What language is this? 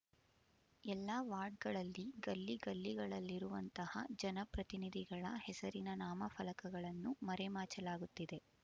Kannada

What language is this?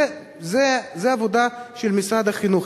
Hebrew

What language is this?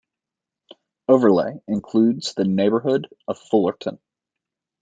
English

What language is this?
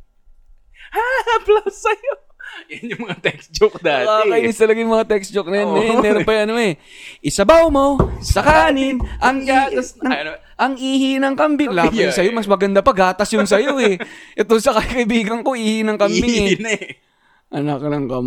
Filipino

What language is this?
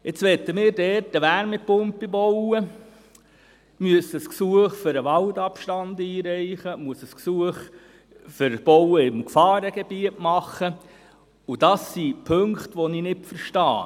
Swiss German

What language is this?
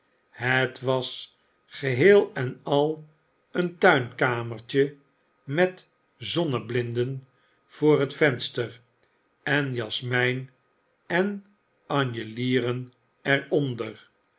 Dutch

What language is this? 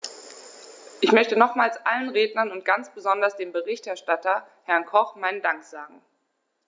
German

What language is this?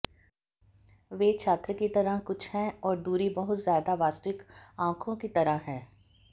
Hindi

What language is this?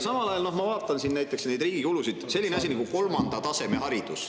Estonian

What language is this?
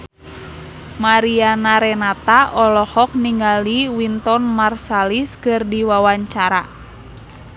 Sundanese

